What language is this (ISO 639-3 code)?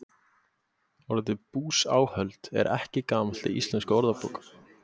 isl